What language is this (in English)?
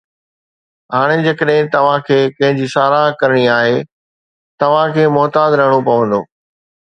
Sindhi